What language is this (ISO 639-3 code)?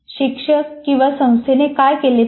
mar